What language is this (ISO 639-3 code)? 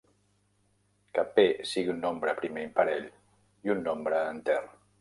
cat